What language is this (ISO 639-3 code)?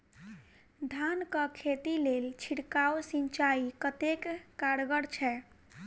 mai